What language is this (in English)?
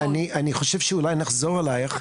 Hebrew